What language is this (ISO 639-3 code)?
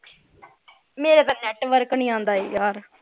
pan